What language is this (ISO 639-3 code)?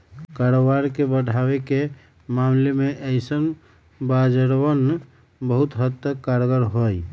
mag